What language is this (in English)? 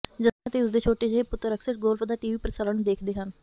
Punjabi